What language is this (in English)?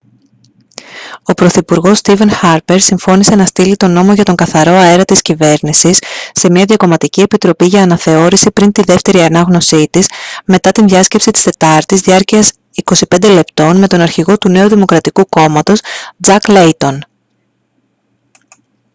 Greek